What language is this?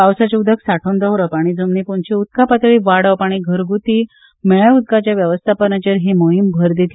Konkani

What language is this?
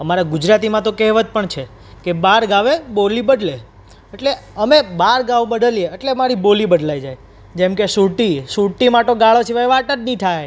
Gujarati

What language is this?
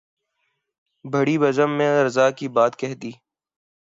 Urdu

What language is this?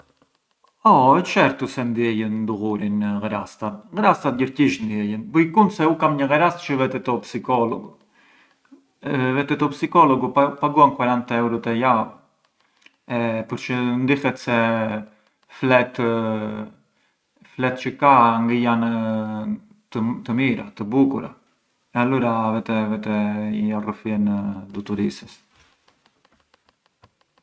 Arbëreshë Albanian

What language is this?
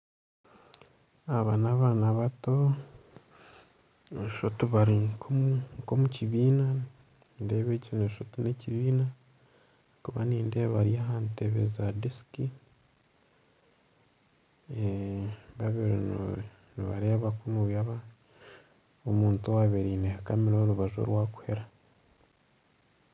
Nyankole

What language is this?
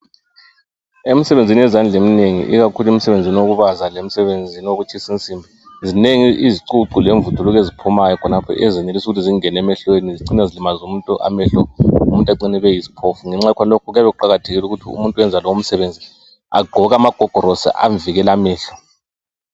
North Ndebele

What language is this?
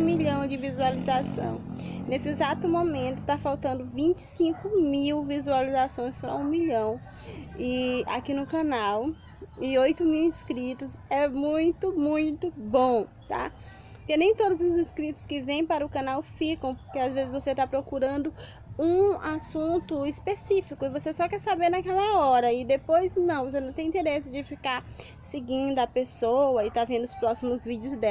Portuguese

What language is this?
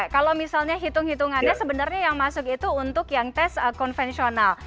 Indonesian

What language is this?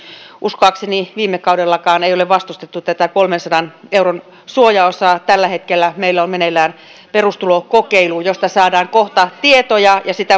Finnish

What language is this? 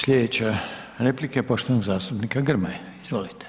Croatian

